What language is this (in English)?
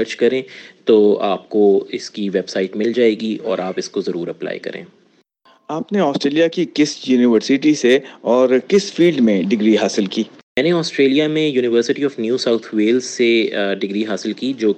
Urdu